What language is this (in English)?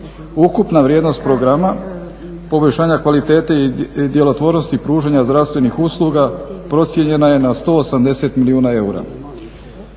Croatian